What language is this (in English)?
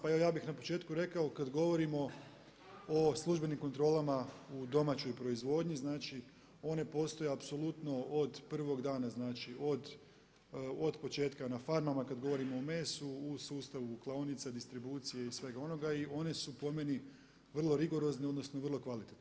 Croatian